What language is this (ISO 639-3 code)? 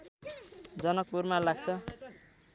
nep